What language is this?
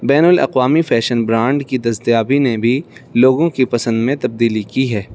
Urdu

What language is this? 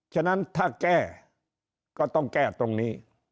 Thai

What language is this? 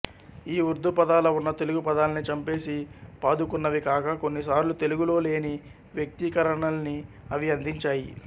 Telugu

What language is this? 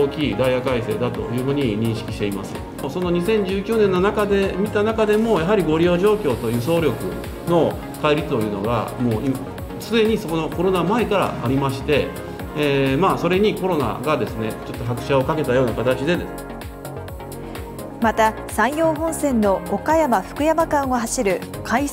Japanese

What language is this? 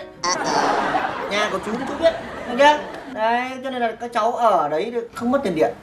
Vietnamese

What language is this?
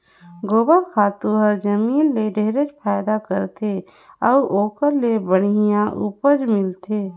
Chhattisgarhi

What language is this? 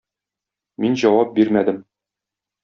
Tatar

